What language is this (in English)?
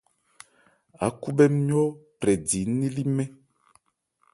Ebrié